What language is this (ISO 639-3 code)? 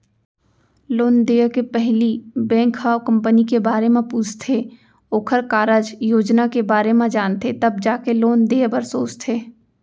hne